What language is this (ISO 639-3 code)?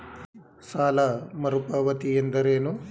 kan